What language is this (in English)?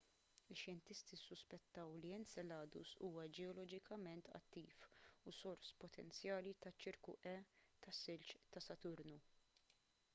Maltese